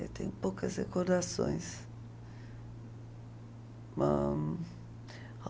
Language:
Portuguese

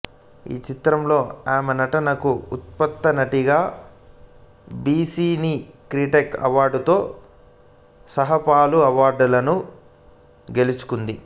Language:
Telugu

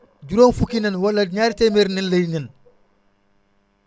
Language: Wolof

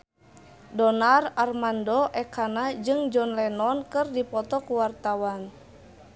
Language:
Sundanese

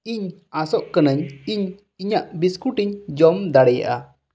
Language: Santali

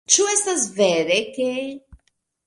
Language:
Esperanto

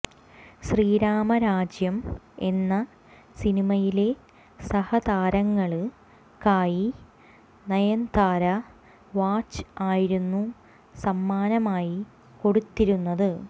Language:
Malayalam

